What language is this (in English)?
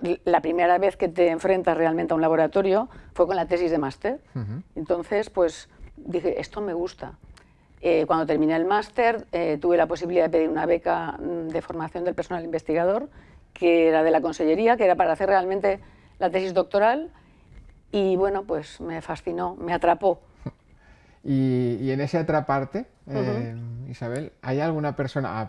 Spanish